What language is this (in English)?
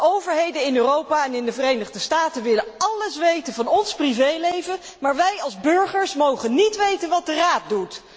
Dutch